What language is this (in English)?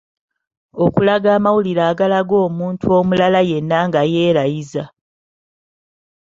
Ganda